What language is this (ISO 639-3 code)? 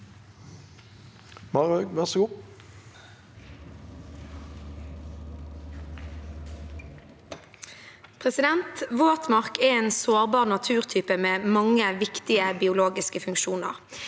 nor